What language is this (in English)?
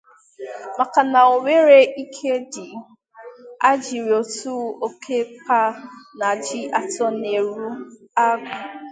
Igbo